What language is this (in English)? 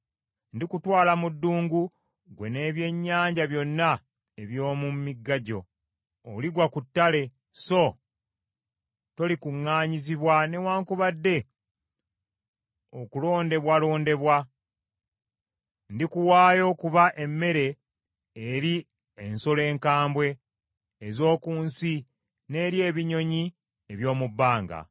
Ganda